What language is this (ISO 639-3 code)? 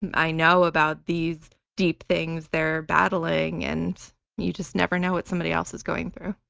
eng